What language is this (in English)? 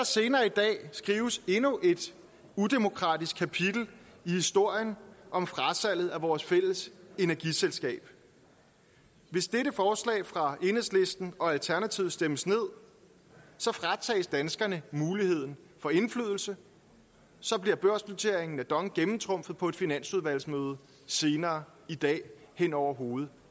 Danish